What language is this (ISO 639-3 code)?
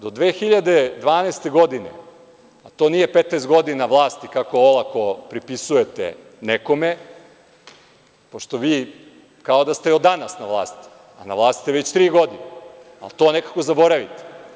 srp